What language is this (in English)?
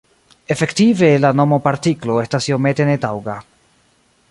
Esperanto